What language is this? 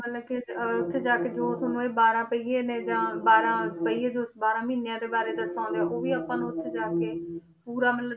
Punjabi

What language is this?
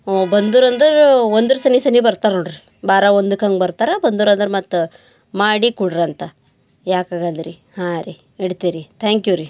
Kannada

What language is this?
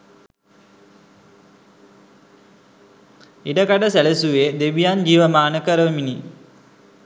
Sinhala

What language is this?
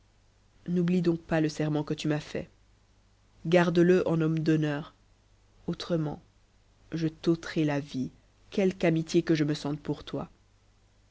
French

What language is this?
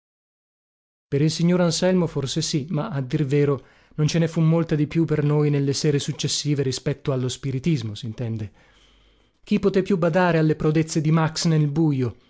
Italian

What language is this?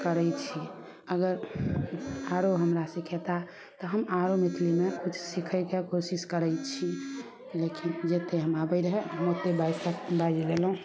Maithili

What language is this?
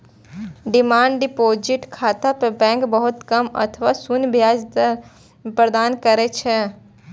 Maithili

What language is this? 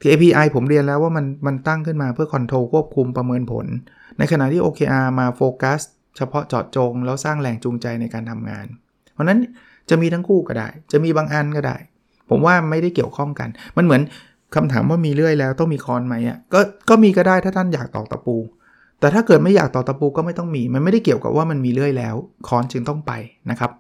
Thai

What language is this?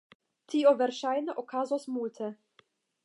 Esperanto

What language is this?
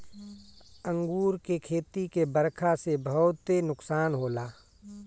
Bhojpuri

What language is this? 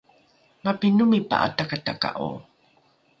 Rukai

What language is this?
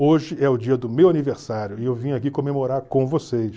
Portuguese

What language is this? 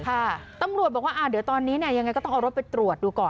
Thai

